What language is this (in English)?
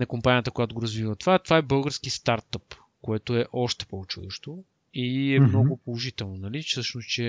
Bulgarian